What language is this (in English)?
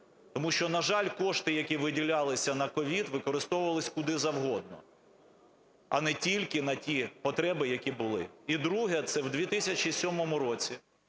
Ukrainian